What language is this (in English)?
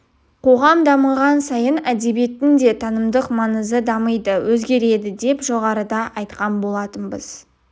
Kazakh